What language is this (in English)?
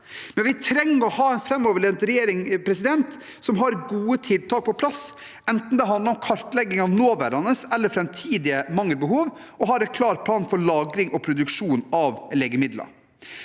Norwegian